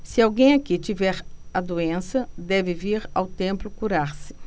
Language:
Portuguese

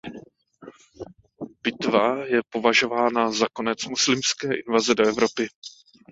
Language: Czech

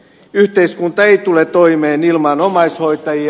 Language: Finnish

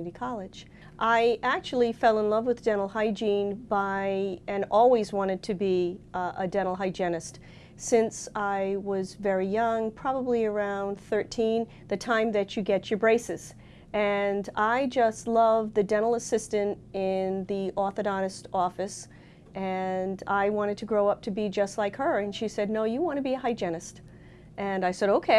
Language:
English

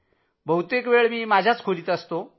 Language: Marathi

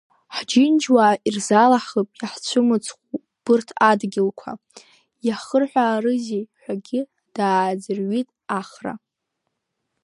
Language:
Abkhazian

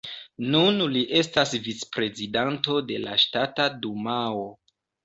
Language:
Esperanto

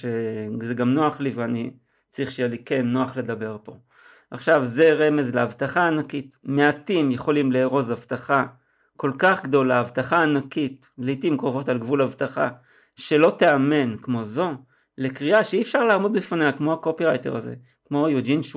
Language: Hebrew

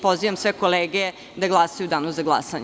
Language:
Serbian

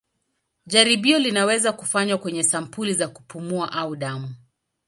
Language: Swahili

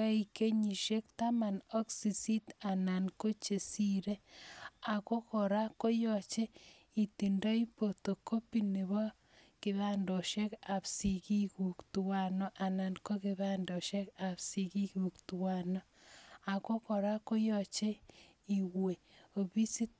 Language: Kalenjin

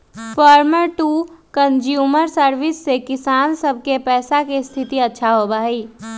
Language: Magahi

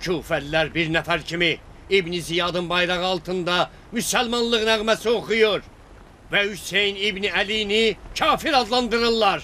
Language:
Turkish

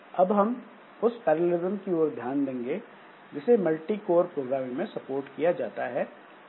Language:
Hindi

